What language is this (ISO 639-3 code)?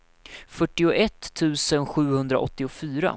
swe